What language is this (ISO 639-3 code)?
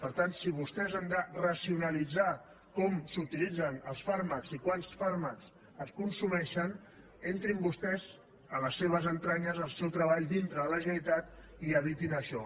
cat